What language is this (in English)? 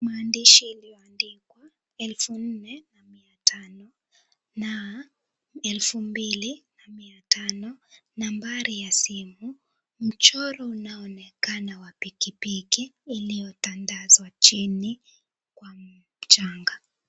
Swahili